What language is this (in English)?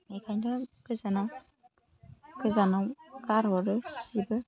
Bodo